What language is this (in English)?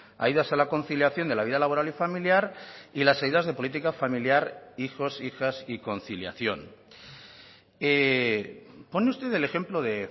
Spanish